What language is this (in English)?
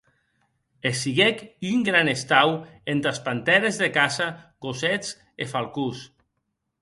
Occitan